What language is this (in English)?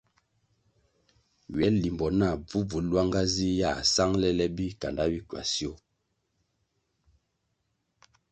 Kwasio